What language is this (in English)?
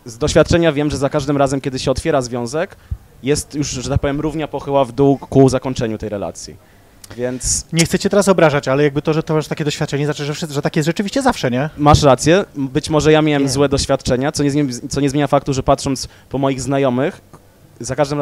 Polish